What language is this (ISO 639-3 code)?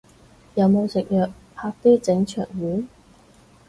yue